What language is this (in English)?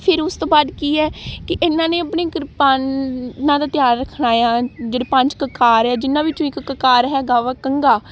Punjabi